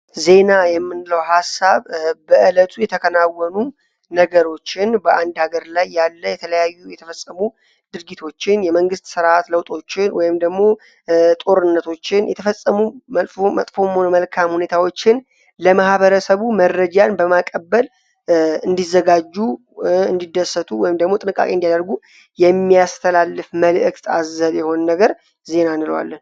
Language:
Amharic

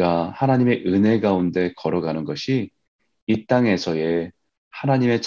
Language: Korean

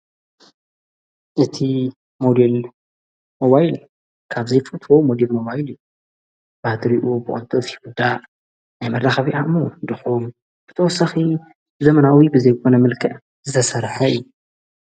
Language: Tigrinya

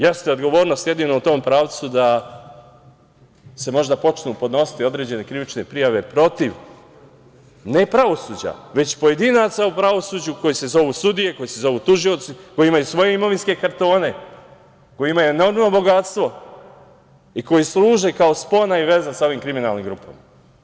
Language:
Serbian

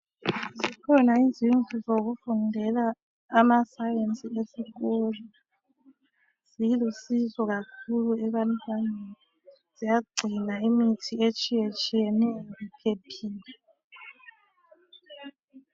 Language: North Ndebele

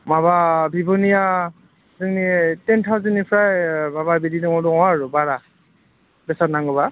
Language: Bodo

